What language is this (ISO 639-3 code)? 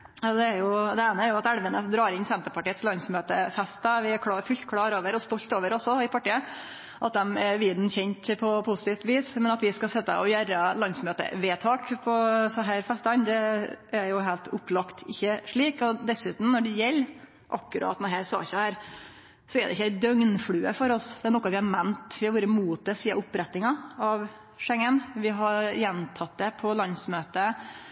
nno